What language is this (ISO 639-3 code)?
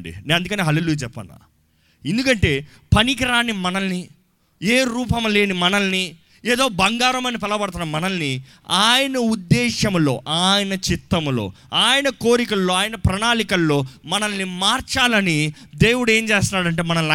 tel